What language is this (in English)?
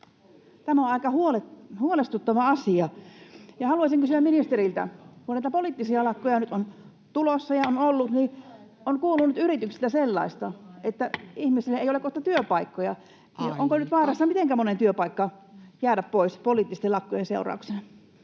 Finnish